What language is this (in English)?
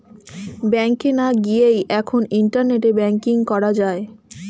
Bangla